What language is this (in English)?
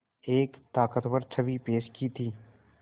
Hindi